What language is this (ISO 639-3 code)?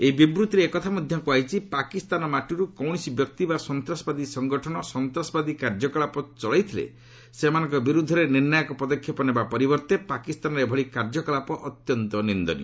ori